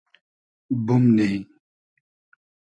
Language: Hazaragi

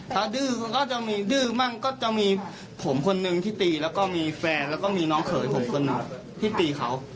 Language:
Thai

